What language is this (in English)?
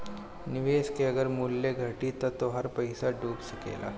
Bhojpuri